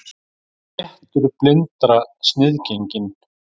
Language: Icelandic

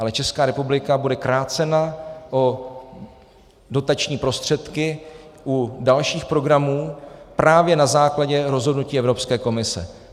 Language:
Czech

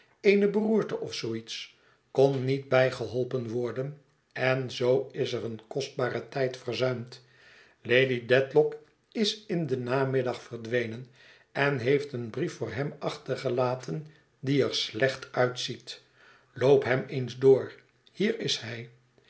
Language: Dutch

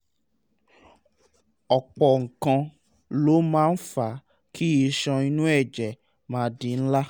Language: Yoruba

